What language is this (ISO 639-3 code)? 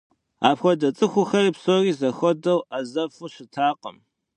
kbd